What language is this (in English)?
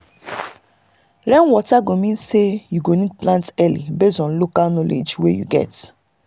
Nigerian Pidgin